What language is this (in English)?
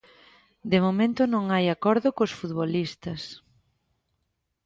Galician